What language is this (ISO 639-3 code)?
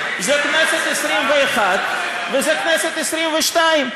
heb